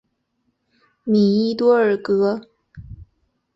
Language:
Chinese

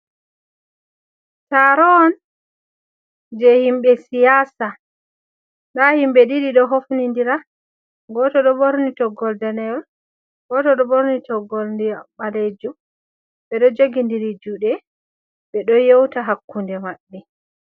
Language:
Fula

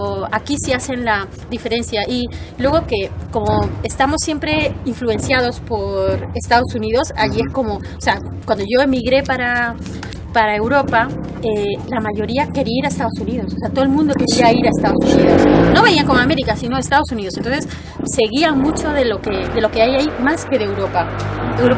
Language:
Spanish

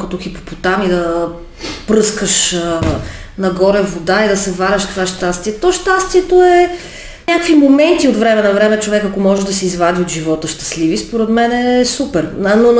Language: Bulgarian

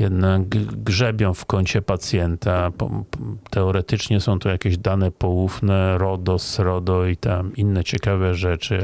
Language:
Polish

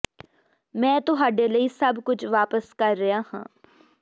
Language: Punjabi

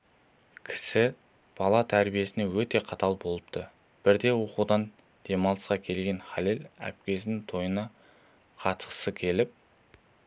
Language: Kazakh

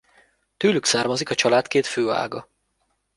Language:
Hungarian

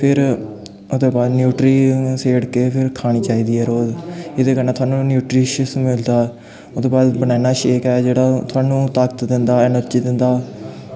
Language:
Dogri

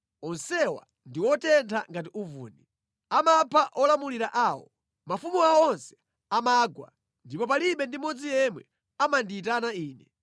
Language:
Nyanja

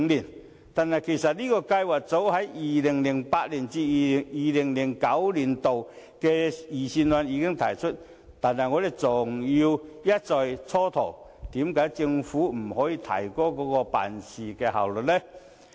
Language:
Cantonese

